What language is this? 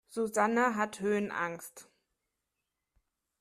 German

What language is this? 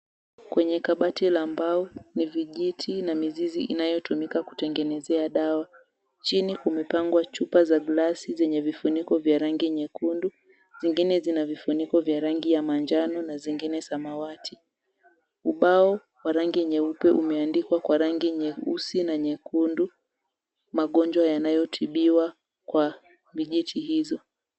Swahili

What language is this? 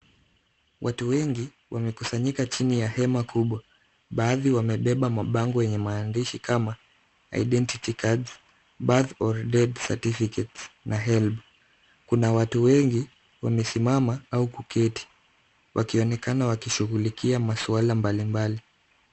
Swahili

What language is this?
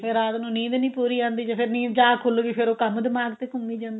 Punjabi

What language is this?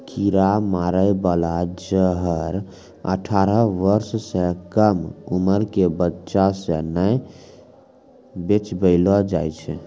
Maithili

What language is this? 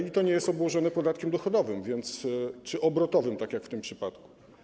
Polish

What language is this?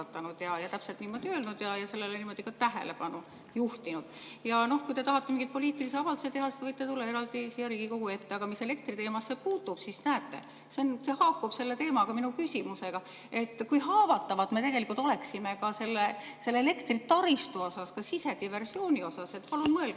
Estonian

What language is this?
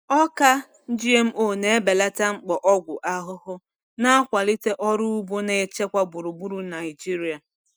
Igbo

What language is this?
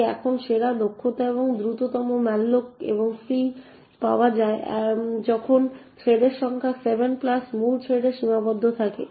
Bangla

